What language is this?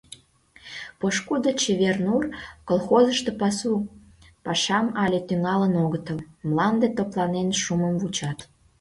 Mari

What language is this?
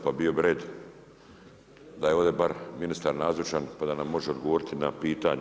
Croatian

